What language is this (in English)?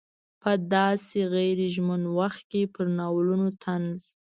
Pashto